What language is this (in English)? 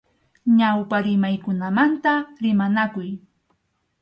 Arequipa-La Unión Quechua